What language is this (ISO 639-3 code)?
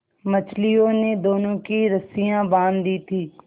hin